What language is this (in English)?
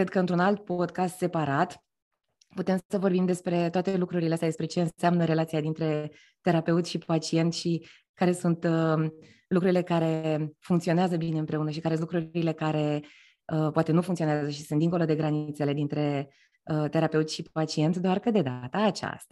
Romanian